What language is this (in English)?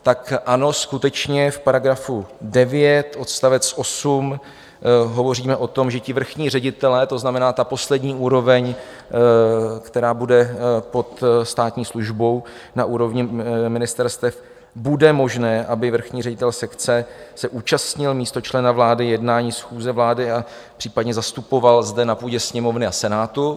Czech